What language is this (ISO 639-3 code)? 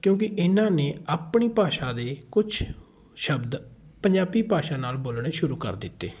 pan